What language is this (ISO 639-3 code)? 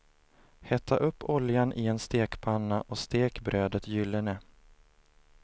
swe